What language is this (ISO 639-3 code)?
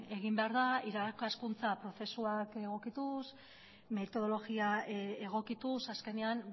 eus